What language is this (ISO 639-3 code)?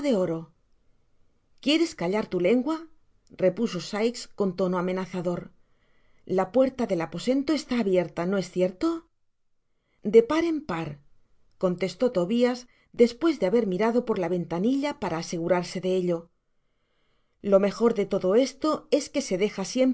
spa